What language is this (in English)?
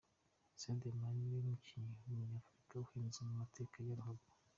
Kinyarwanda